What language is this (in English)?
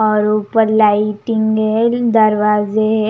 Hindi